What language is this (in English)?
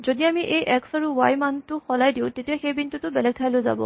Assamese